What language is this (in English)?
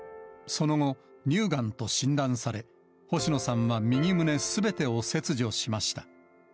Japanese